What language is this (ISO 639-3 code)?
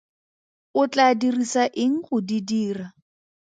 tsn